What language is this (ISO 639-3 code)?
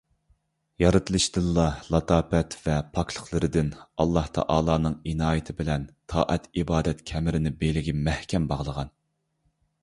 uig